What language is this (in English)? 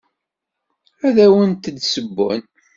Kabyle